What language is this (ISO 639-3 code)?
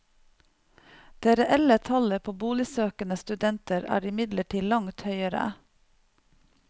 nor